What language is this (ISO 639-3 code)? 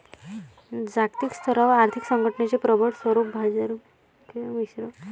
mar